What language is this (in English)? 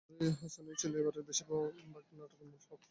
Bangla